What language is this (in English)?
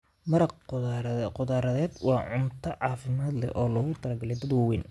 Somali